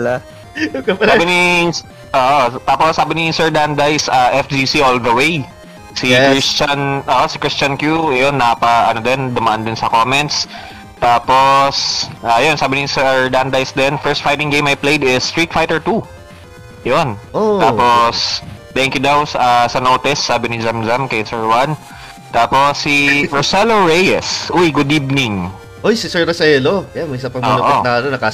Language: Filipino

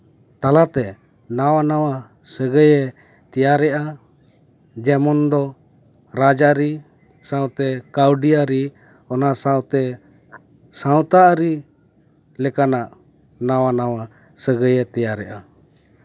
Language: Santali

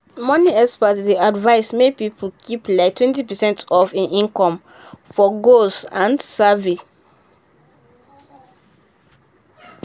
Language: Nigerian Pidgin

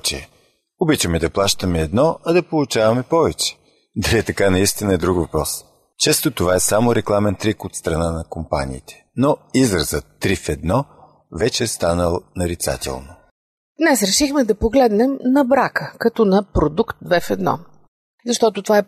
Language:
Bulgarian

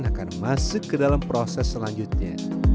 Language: Indonesian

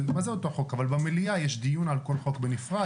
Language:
Hebrew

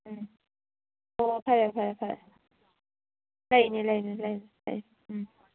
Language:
Manipuri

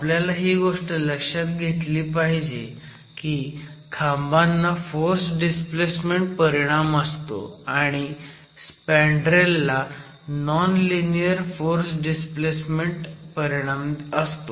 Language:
Marathi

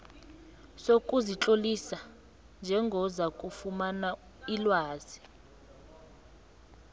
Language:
South Ndebele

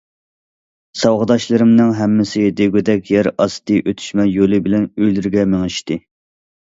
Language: Uyghur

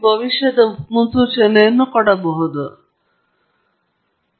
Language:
Kannada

